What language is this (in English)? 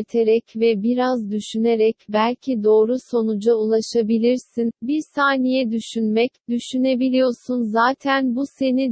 Turkish